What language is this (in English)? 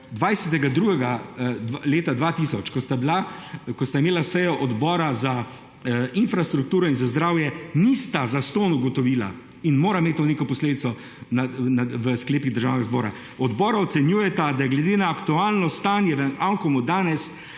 Slovenian